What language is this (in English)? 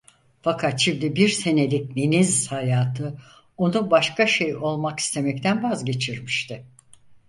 Turkish